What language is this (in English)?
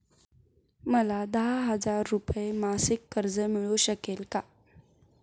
Marathi